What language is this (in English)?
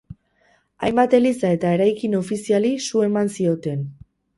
Basque